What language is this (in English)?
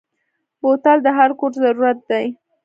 Pashto